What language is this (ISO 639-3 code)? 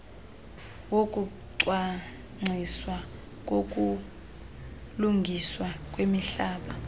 xho